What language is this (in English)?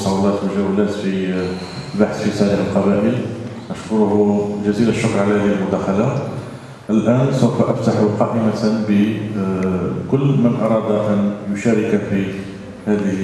Arabic